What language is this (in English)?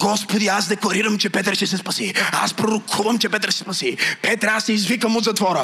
Bulgarian